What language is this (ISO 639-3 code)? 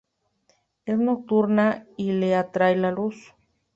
spa